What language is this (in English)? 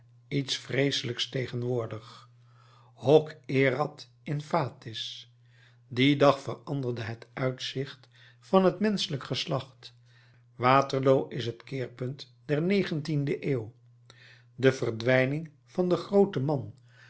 Dutch